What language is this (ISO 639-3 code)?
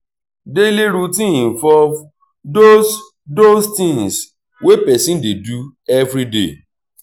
pcm